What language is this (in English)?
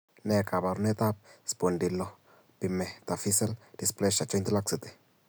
Kalenjin